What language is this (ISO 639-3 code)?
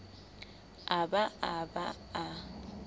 sot